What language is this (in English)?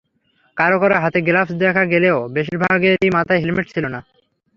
Bangla